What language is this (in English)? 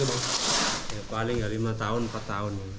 Indonesian